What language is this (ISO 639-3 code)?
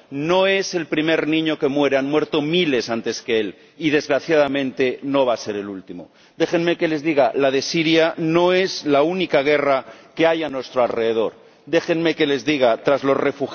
spa